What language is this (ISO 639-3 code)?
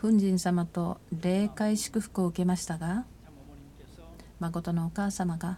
jpn